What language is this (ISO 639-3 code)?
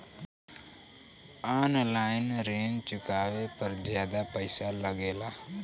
bho